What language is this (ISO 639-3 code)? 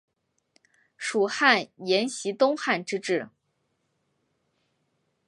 zho